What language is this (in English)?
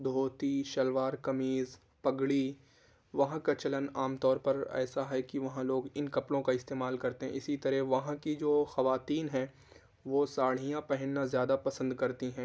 Urdu